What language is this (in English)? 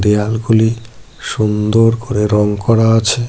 Bangla